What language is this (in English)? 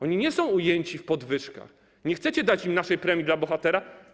Polish